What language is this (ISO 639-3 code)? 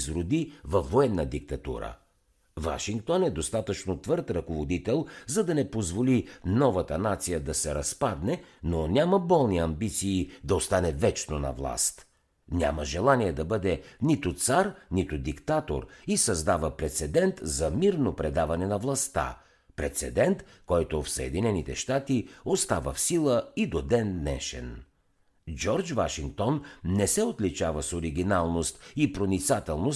bul